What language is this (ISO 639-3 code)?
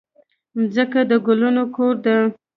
pus